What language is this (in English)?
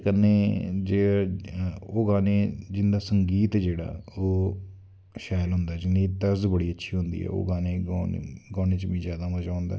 Dogri